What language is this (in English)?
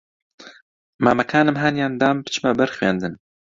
Central Kurdish